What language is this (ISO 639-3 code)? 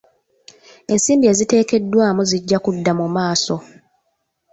lug